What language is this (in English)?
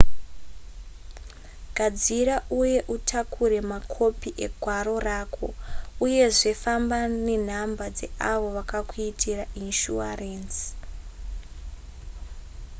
Shona